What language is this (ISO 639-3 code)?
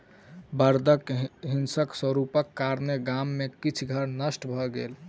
mai